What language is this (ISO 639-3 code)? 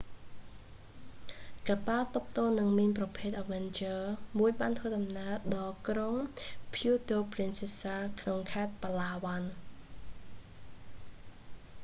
khm